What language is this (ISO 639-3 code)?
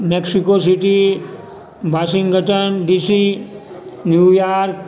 mai